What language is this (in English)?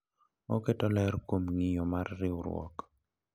Luo (Kenya and Tanzania)